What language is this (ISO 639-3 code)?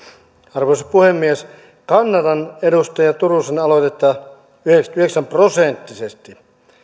fin